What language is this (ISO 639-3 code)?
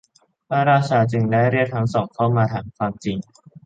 tha